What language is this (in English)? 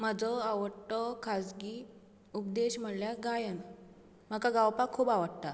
Konkani